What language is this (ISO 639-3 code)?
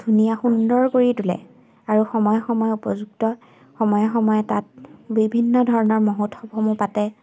asm